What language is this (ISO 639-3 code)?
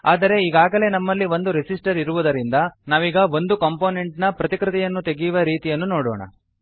kan